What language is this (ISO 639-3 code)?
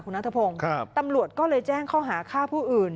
tha